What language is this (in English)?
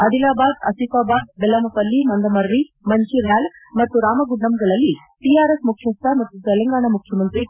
Kannada